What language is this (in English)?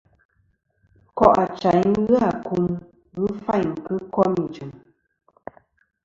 Kom